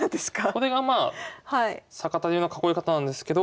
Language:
Japanese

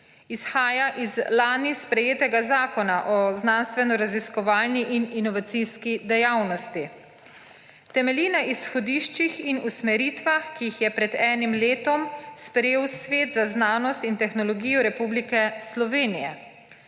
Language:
Slovenian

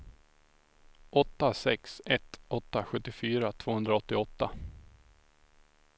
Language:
Swedish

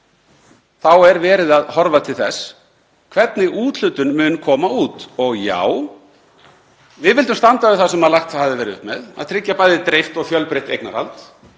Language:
Icelandic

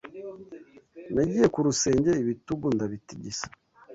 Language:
Kinyarwanda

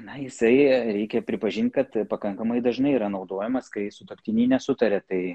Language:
Lithuanian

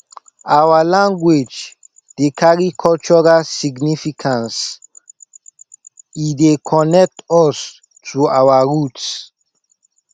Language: Nigerian Pidgin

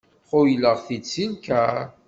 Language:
Kabyle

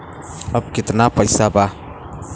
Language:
Bhojpuri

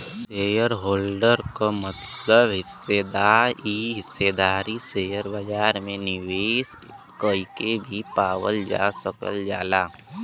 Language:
Bhojpuri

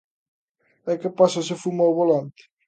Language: Galician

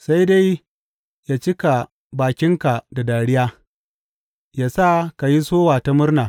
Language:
Hausa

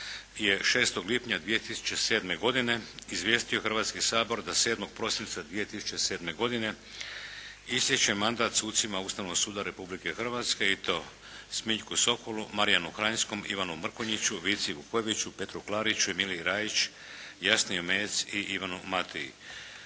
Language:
Croatian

